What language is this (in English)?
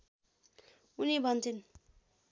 Nepali